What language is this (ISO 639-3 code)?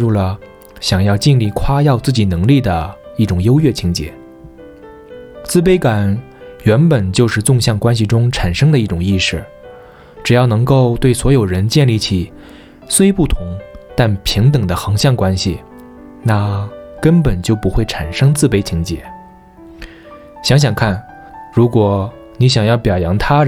zho